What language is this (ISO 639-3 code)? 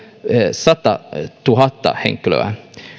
fin